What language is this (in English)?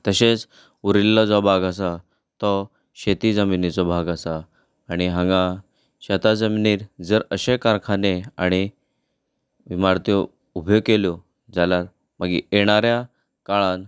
Konkani